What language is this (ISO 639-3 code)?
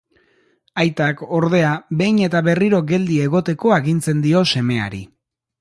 eus